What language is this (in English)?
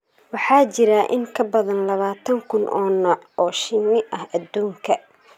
Somali